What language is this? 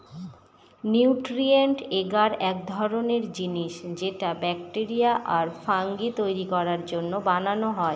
Bangla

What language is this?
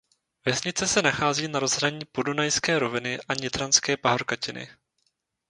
Czech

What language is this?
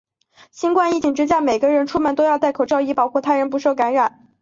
Chinese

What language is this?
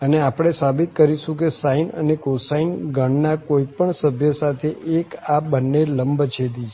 Gujarati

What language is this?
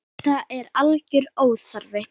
Icelandic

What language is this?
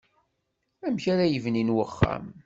Kabyle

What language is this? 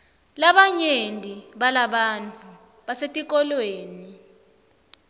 Swati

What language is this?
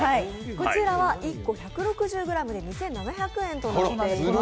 Japanese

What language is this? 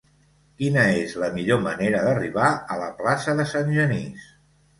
Catalan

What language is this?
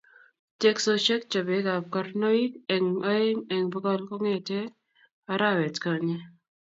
Kalenjin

